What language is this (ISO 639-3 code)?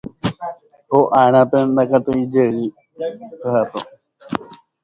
grn